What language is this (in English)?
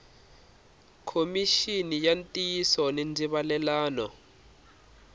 Tsonga